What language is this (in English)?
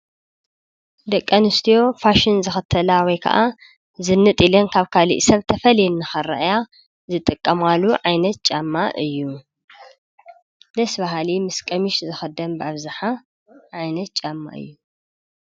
Tigrinya